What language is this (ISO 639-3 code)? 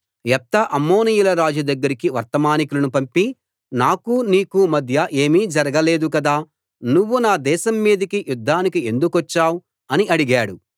tel